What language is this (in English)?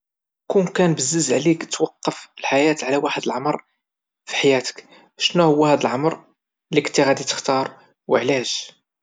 Moroccan Arabic